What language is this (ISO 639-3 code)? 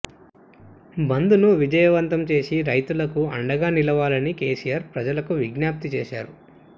tel